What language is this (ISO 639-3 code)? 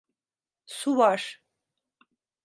tur